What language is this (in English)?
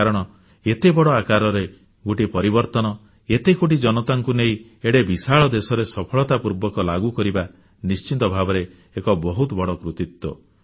Odia